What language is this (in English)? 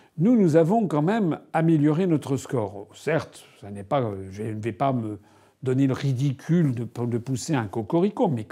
French